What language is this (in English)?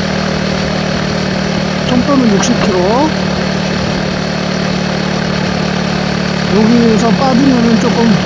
Korean